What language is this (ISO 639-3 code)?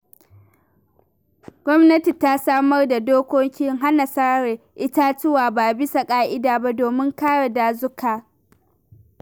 hau